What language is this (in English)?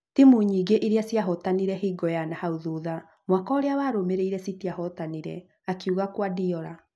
Kikuyu